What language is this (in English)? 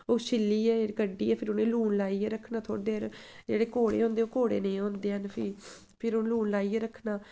Dogri